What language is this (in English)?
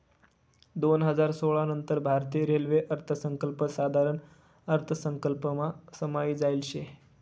Marathi